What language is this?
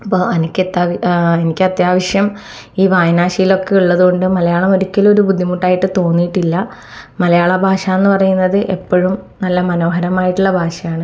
Malayalam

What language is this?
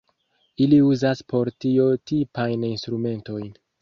Esperanto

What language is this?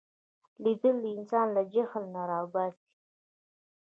Pashto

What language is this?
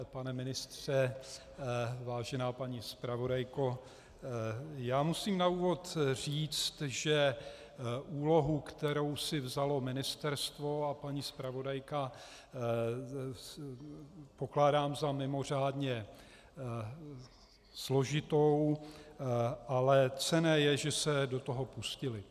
Czech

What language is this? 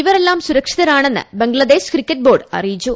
Malayalam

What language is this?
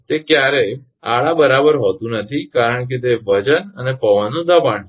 Gujarati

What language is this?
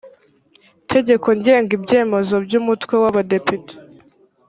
Kinyarwanda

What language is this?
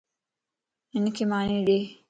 Lasi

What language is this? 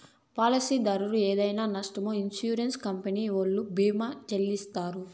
Telugu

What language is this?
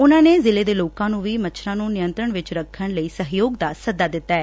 Punjabi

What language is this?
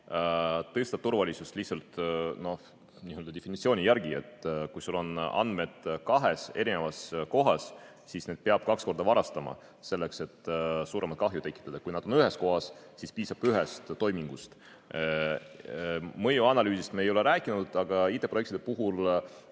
Estonian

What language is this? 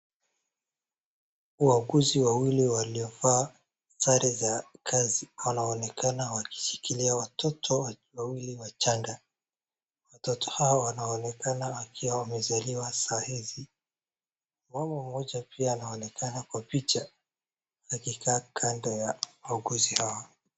Swahili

